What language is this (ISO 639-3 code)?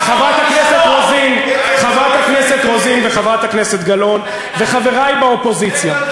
heb